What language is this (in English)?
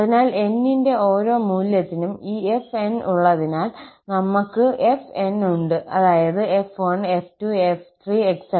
Malayalam